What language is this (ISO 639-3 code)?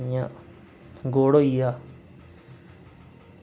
doi